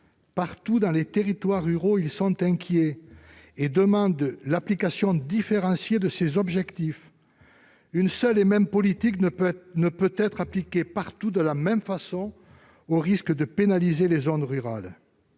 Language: French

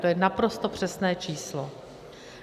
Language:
Czech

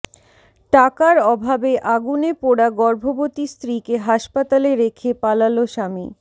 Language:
Bangla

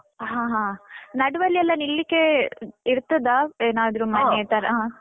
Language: Kannada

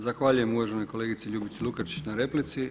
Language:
Croatian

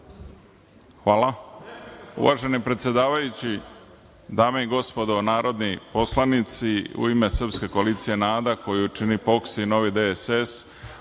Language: Serbian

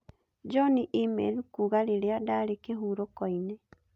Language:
Kikuyu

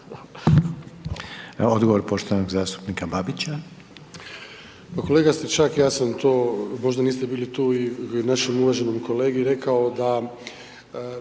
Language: Croatian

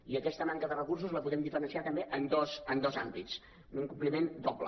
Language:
Catalan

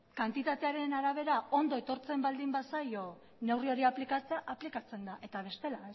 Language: Basque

